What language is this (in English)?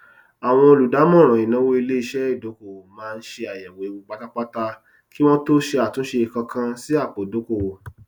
Yoruba